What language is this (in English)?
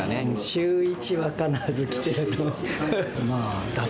Japanese